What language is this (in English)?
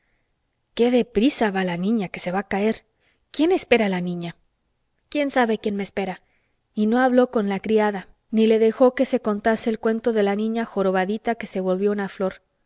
Spanish